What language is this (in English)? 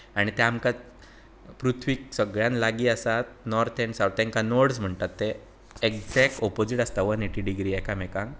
Konkani